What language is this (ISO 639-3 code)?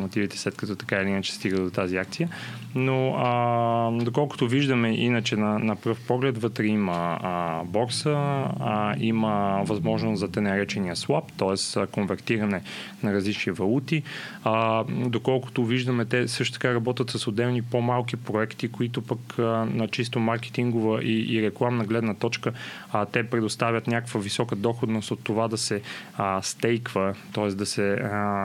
bul